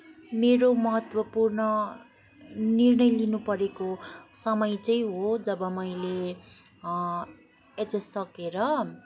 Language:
Nepali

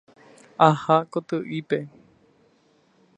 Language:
Guarani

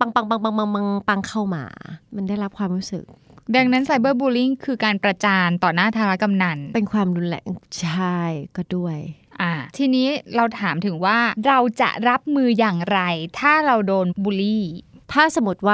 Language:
Thai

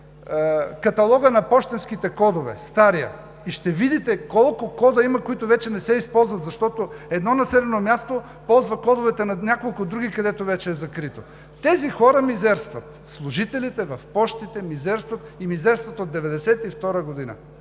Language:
Bulgarian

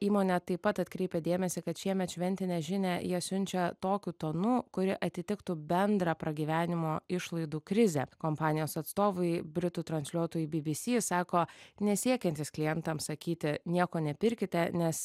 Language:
Lithuanian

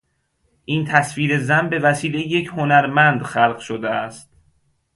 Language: Persian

